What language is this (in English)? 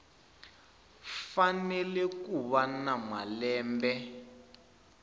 Tsonga